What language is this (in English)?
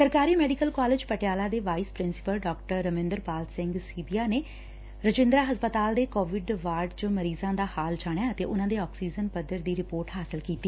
Punjabi